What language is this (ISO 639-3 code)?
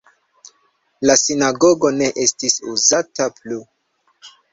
epo